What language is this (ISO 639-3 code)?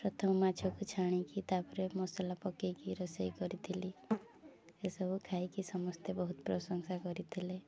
ori